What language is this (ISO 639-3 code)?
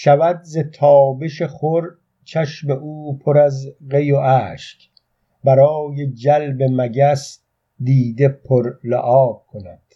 fas